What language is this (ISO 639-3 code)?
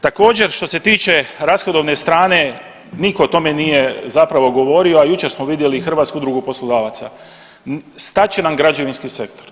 hrv